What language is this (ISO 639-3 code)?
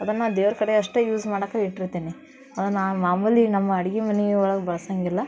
kan